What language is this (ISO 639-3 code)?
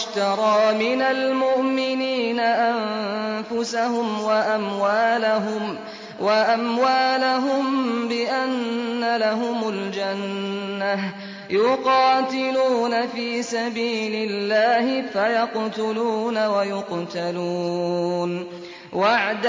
ara